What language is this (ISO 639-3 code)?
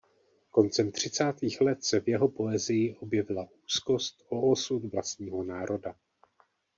ces